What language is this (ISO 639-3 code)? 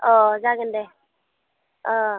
brx